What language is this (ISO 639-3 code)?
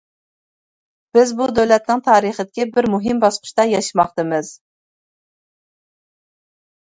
uig